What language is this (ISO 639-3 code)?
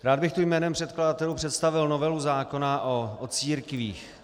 ces